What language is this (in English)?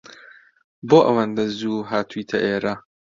Central Kurdish